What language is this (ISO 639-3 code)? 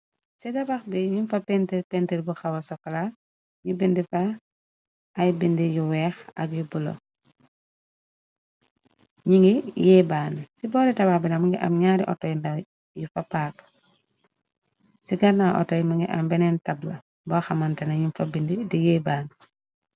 wol